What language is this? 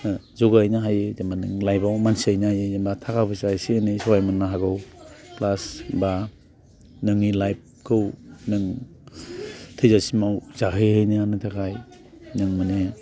Bodo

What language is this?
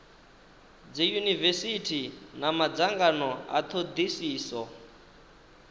Venda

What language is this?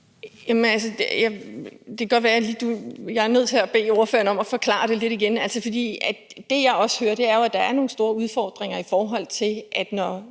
Danish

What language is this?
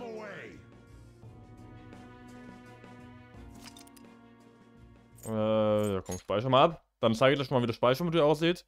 German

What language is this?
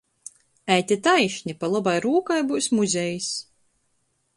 Latgalian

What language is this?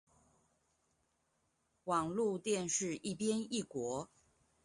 Chinese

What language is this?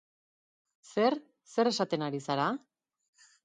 Basque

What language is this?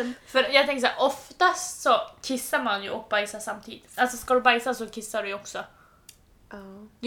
Swedish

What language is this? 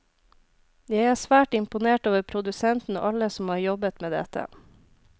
Norwegian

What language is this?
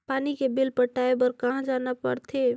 Chhattisgarhi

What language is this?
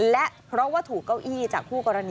Thai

